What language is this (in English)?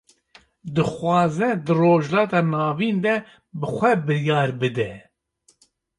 Kurdish